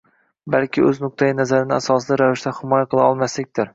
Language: Uzbek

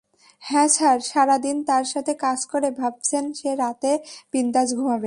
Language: Bangla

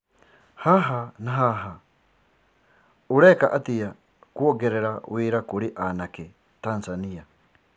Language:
Kikuyu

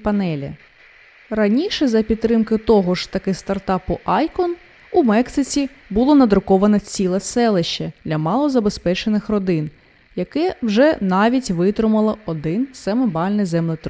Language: Ukrainian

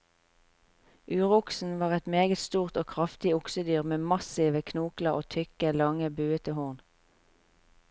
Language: Norwegian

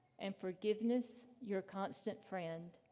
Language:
English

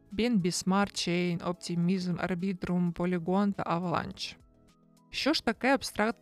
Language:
Ukrainian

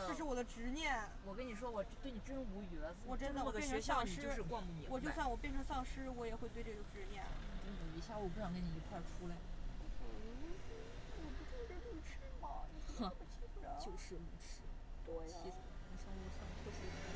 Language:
Chinese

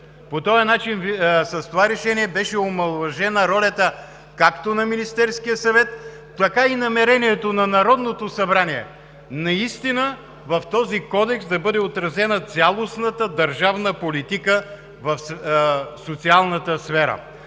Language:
Bulgarian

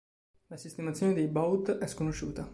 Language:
Italian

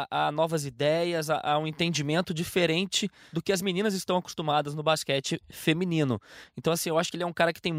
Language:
Portuguese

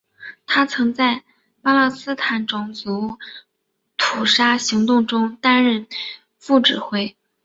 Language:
Chinese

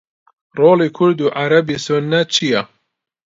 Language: Central Kurdish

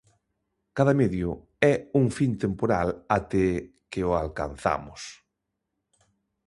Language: Galician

